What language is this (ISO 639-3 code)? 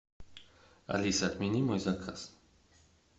rus